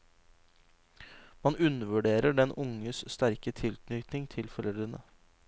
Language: Norwegian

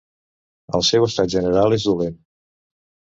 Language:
Catalan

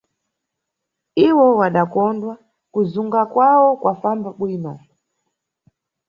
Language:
Nyungwe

